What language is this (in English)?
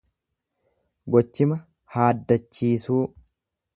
Oromo